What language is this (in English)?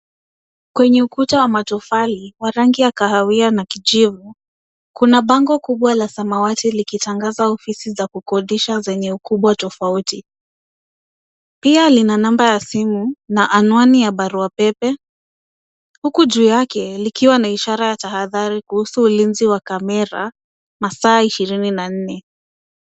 Swahili